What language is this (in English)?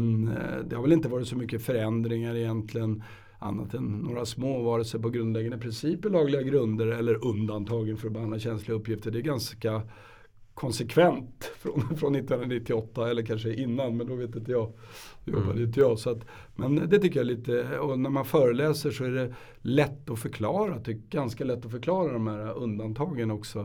Swedish